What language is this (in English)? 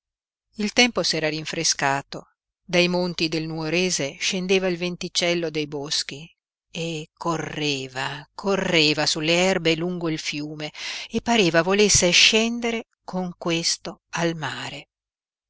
Italian